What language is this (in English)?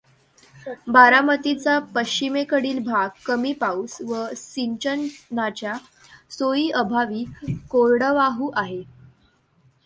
Marathi